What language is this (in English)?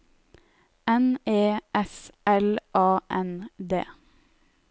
Norwegian